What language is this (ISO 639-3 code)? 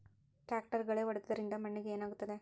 kan